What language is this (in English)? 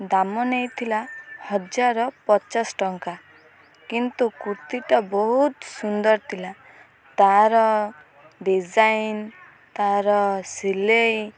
Odia